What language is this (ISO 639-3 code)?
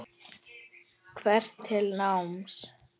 isl